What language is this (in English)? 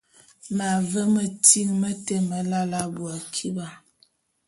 Bulu